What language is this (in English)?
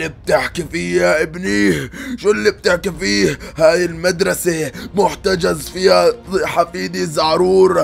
Arabic